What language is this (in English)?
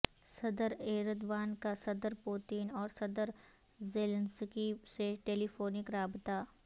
Urdu